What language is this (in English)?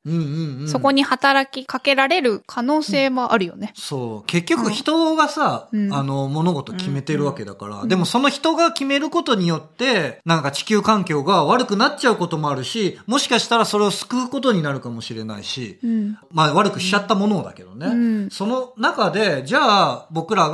Japanese